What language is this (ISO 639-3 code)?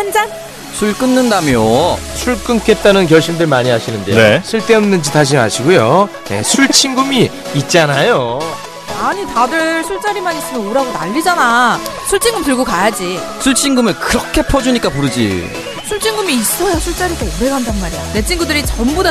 kor